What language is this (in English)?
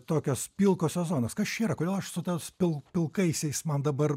Lithuanian